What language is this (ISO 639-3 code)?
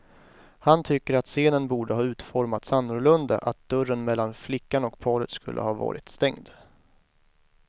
swe